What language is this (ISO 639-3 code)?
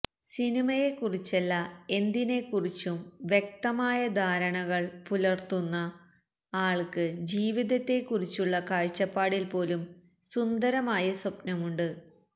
mal